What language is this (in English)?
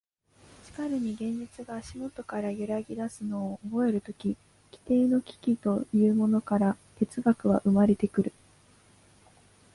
Japanese